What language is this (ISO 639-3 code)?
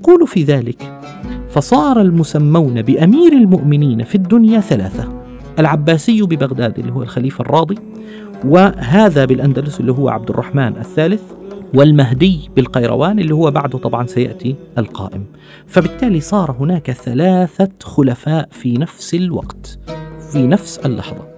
ara